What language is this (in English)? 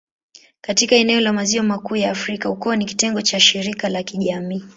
Swahili